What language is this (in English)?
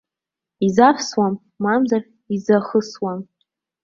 Abkhazian